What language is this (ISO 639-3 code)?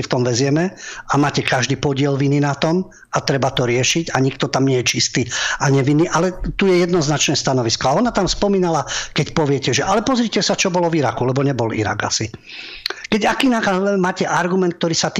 slk